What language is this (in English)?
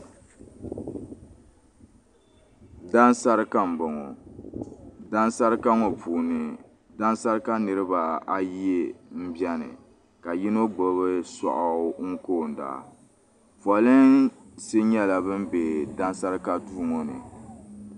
Dagbani